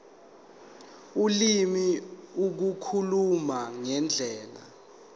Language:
Zulu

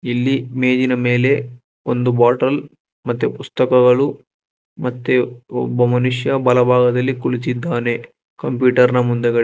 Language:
Kannada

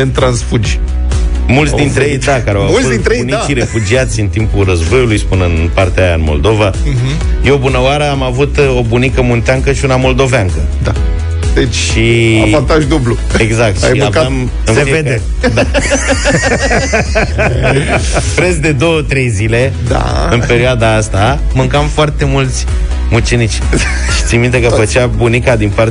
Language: Romanian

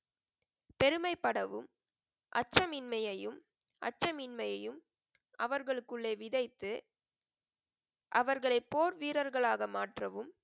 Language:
Tamil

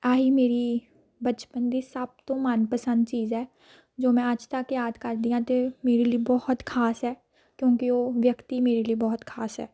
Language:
Punjabi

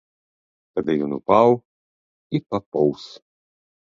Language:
Belarusian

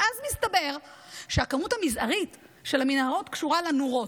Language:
Hebrew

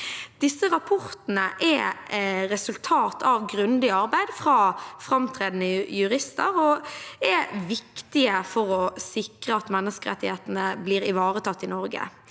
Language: Norwegian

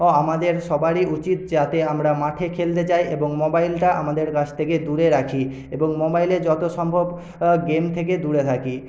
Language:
Bangla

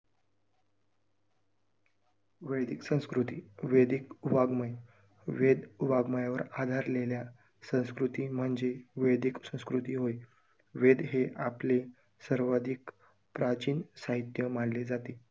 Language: Marathi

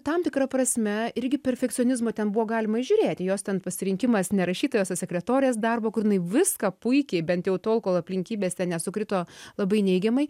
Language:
Lithuanian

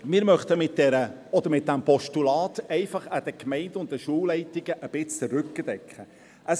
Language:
Swiss German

